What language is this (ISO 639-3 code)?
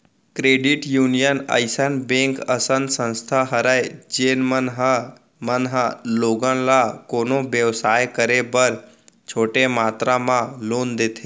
hne